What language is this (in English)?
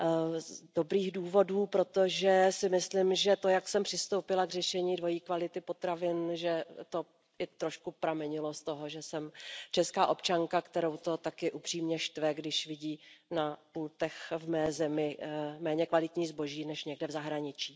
Czech